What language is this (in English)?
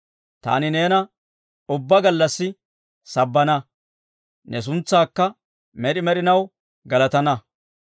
Dawro